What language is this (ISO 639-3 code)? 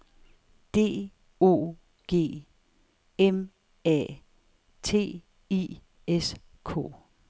dan